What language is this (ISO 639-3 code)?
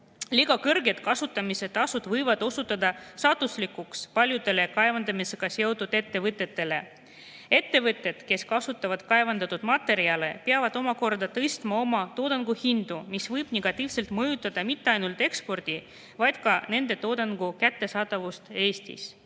est